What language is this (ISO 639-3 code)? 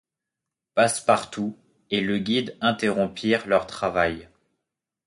fra